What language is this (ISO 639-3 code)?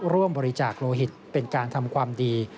tha